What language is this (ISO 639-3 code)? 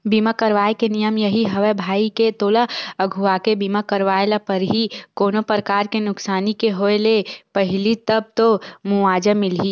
hne